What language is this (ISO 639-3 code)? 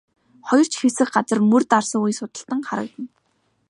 mon